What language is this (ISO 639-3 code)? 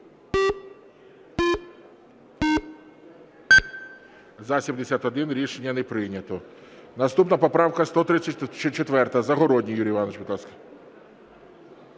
ukr